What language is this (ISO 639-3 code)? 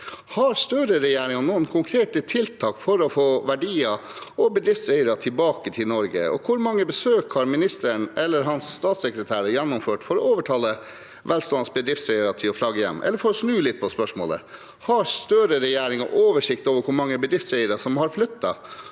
nor